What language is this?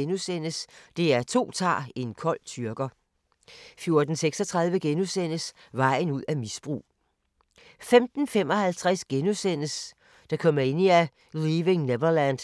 Danish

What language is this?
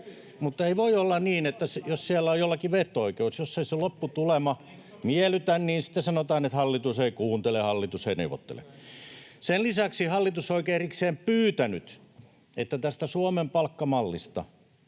Finnish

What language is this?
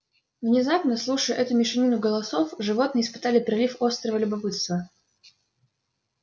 Russian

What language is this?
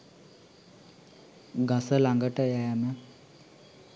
Sinhala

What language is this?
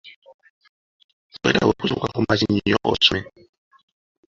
Ganda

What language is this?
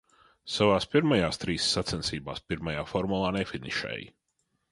Latvian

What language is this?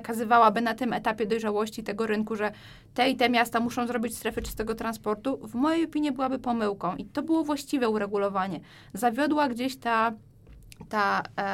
Polish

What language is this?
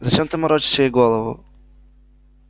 Russian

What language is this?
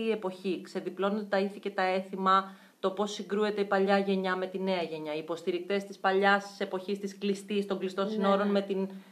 Greek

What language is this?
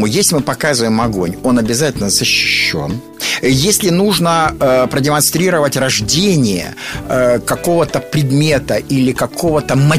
Russian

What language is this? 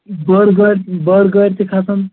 Kashmiri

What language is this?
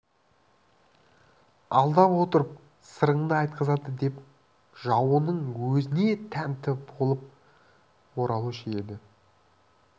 Kazakh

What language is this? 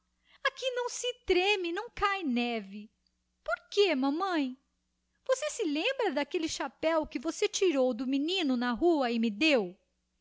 Portuguese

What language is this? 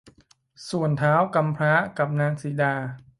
Thai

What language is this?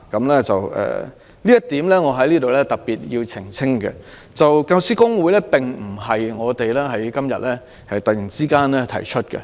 Cantonese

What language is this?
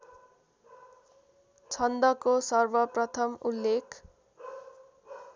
Nepali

